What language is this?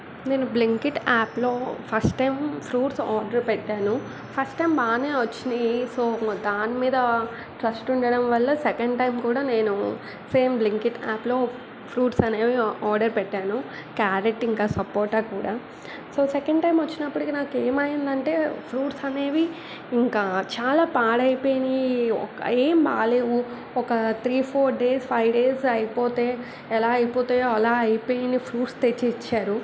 Telugu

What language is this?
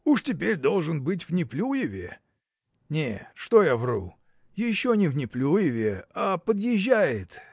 Russian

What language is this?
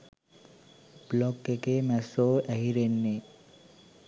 Sinhala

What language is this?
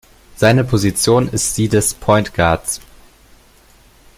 German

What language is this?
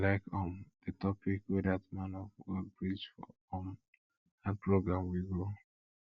Nigerian Pidgin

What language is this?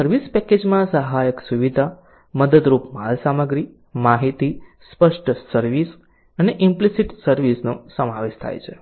Gujarati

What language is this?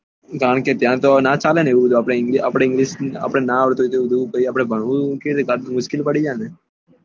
Gujarati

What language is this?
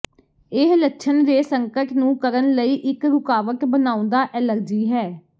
Punjabi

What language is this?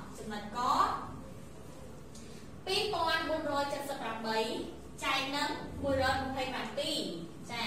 Vietnamese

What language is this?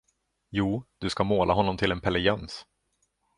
Swedish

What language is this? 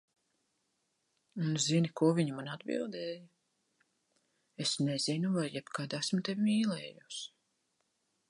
Latvian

